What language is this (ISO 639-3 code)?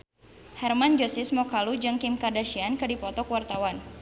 sun